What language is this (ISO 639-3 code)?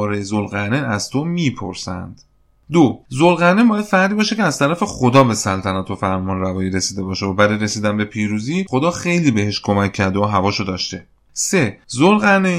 fas